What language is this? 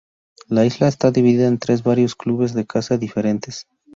Spanish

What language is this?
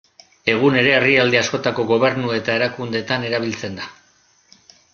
Basque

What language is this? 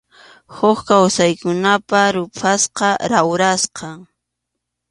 Arequipa-La Unión Quechua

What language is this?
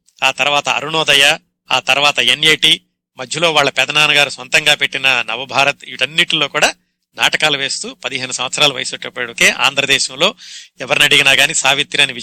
Telugu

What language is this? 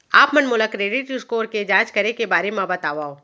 Chhattisgarhi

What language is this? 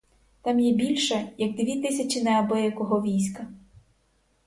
Ukrainian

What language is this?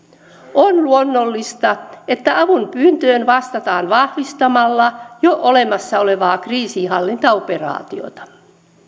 Finnish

